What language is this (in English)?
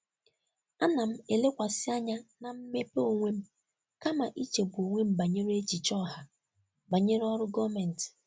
Igbo